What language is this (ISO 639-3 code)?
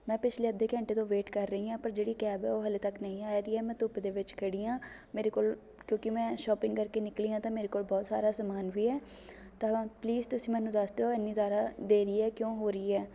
pan